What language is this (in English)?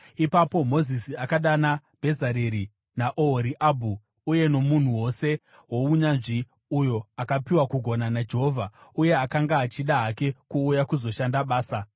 Shona